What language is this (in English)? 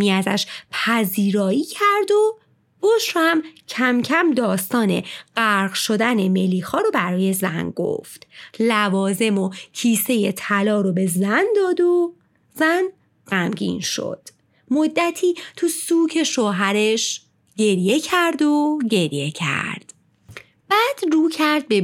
Persian